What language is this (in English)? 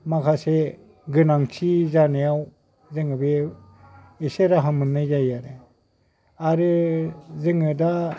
Bodo